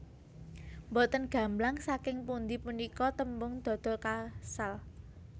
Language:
Javanese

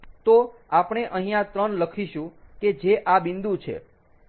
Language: Gujarati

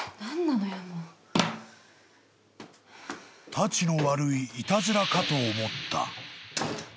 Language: Japanese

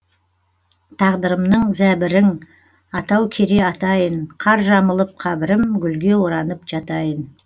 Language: Kazakh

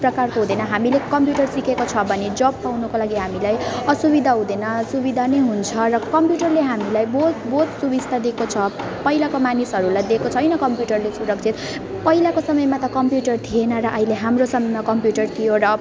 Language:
Nepali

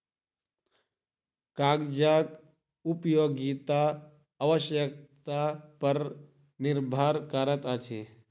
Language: Maithili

